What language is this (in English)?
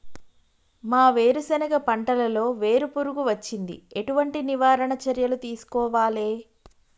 Telugu